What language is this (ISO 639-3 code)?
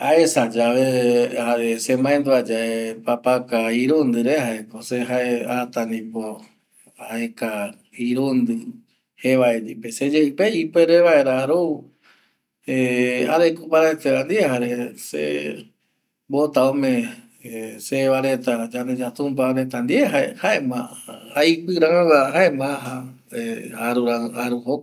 gui